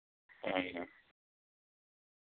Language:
Urdu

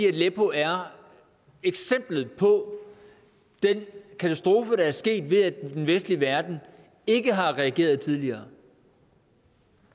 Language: Danish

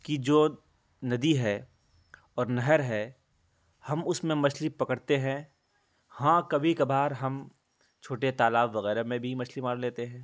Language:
Urdu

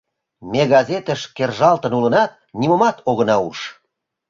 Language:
Mari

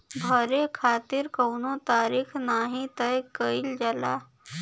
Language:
Bhojpuri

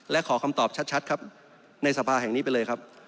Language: Thai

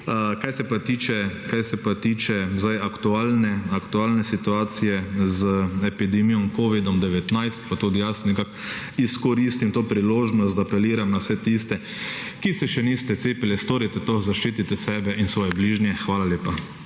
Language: Slovenian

